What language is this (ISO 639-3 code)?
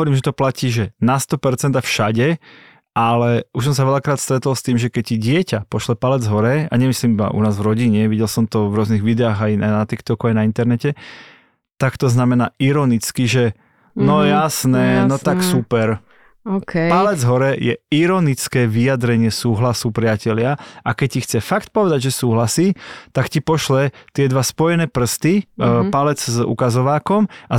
slk